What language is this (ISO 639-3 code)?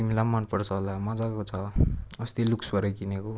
nep